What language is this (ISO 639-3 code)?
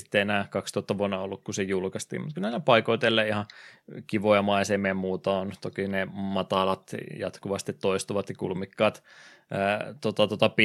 fin